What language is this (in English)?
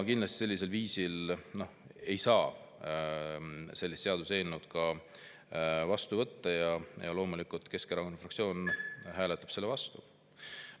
Estonian